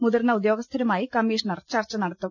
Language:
Malayalam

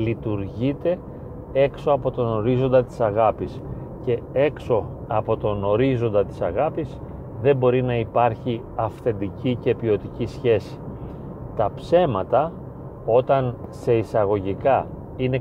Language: Greek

